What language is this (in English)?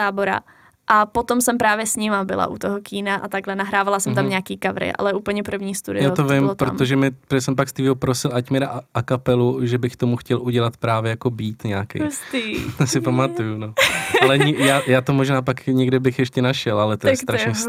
Czech